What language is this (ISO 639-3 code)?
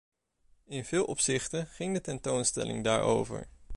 nld